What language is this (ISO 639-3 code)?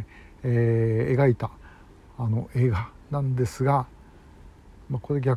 jpn